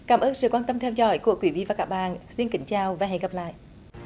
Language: Vietnamese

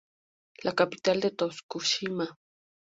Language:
Spanish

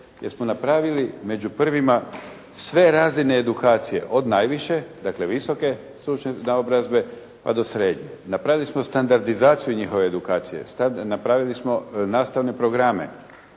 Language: Croatian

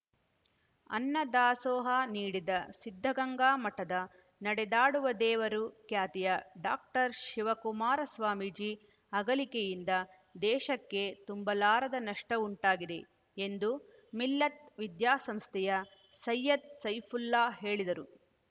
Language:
Kannada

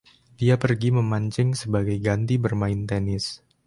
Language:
Indonesian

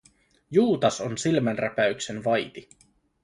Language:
Finnish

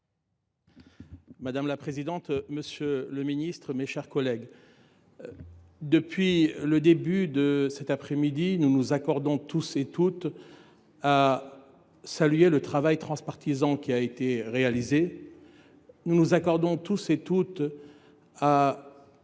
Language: French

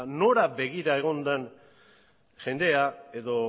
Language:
Basque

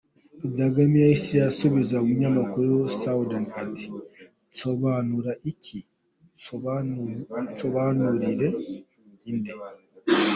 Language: Kinyarwanda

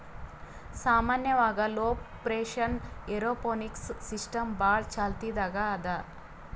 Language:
Kannada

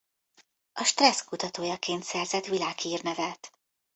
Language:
Hungarian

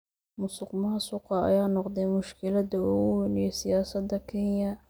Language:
Somali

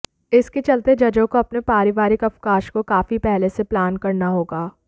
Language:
Hindi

